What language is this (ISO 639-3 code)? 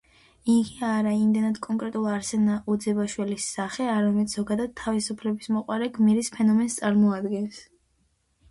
kat